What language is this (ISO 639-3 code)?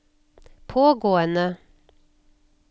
nor